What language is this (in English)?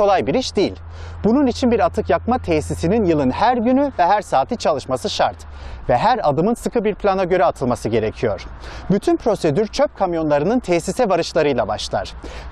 Turkish